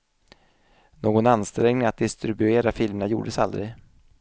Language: Swedish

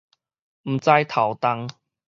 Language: Min Nan Chinese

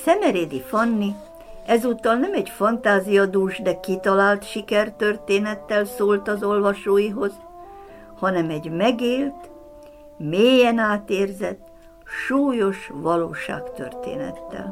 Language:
Hungarian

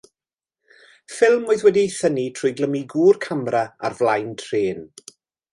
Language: Welsh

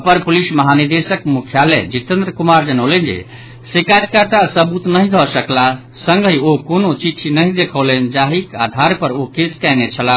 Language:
Maithili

